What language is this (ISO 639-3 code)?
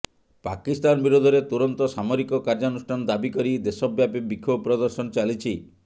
ori